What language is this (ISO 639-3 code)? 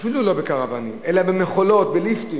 heb